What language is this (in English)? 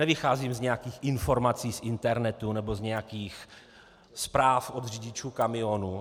Czech